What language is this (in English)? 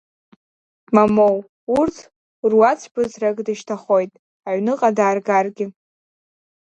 Abkhazian